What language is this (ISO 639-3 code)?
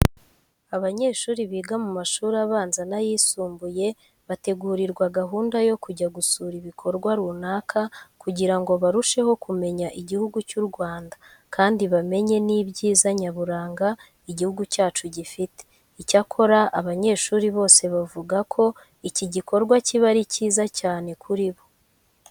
kin